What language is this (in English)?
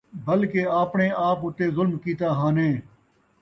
Saraiki